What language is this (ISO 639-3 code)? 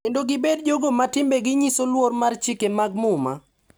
luo